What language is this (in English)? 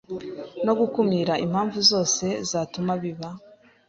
Kinyarwanda